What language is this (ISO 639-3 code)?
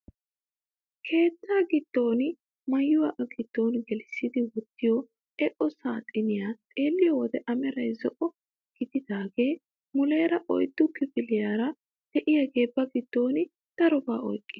wal